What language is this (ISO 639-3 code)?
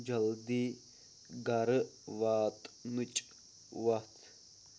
kas